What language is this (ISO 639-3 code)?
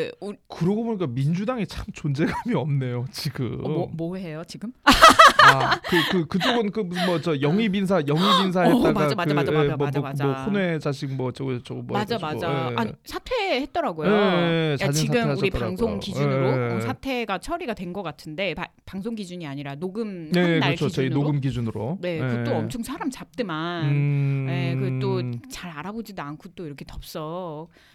kor